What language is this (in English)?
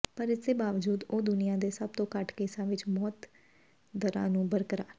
Punjabi